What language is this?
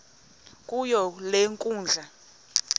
Xhosa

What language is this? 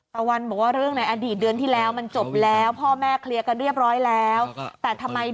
Thai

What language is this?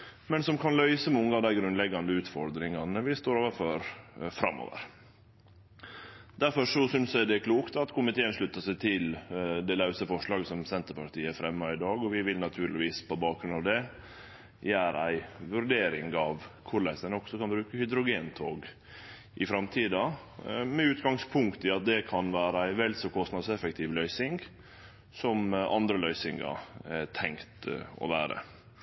Norwegian Nynorsk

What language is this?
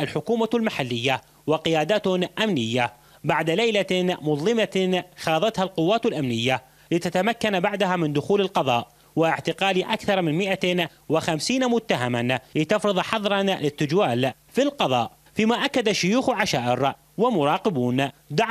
Arabic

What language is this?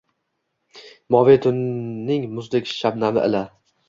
Uzbek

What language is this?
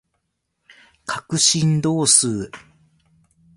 Japanese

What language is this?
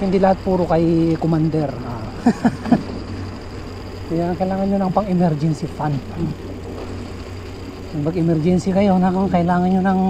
Filipino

